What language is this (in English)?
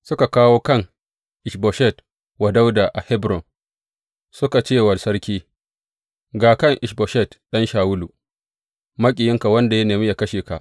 Hausa